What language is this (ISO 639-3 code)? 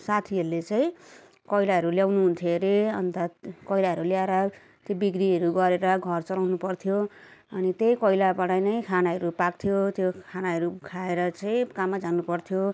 nep